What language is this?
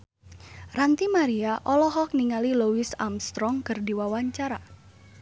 Sundanese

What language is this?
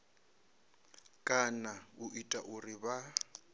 Venda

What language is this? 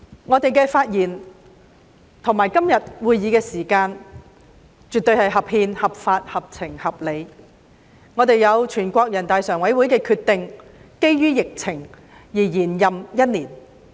Cantonese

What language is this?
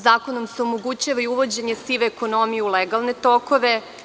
Serbian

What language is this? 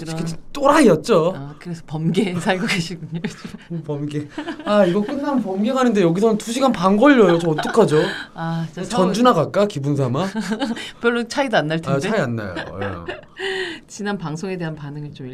Korean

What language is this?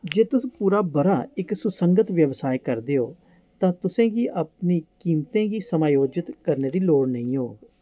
Dogri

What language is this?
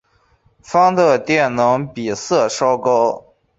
Chinese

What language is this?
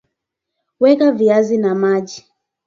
Swahili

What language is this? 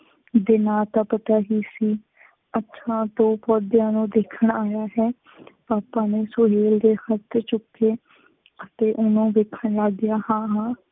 Punjabi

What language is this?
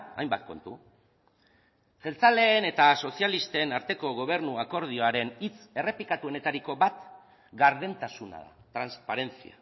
Basque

